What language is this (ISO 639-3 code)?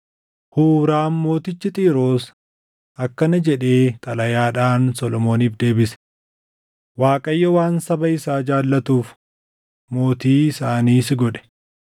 orm